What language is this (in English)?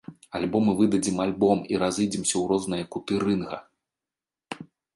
Belarusian